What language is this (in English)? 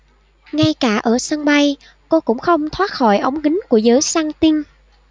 Vietnamese